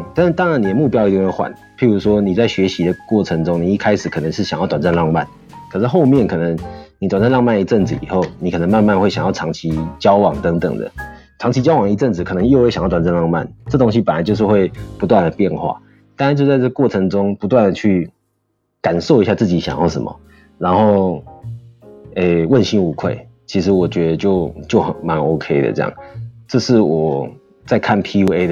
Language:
Chinese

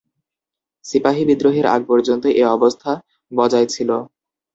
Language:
Bangla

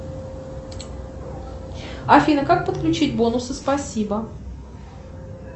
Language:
Russian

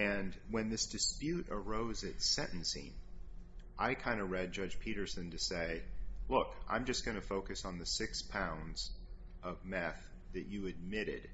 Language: English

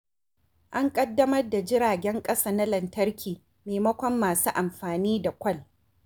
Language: Hausa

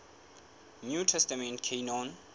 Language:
Southern Sotho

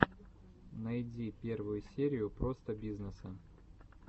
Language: Russian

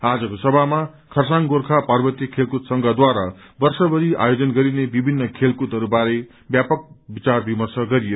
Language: Nepali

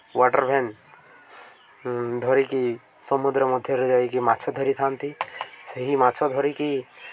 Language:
Odia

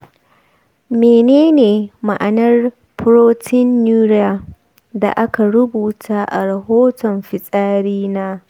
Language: Hausa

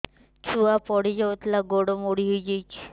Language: Odia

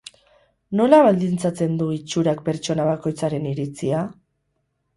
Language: Basque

